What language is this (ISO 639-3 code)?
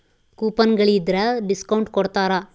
kan